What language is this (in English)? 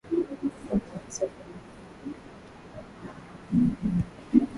Swahili